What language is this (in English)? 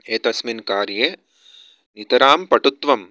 Sanskrit